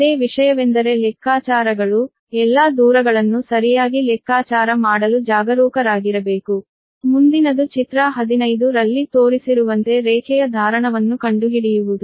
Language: Kannada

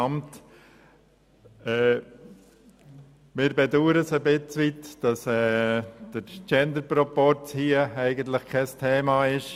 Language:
Swiss German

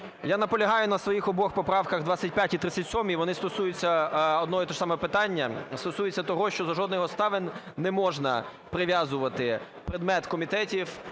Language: Ukrainian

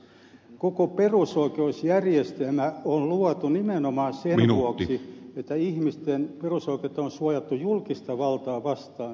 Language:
Finnish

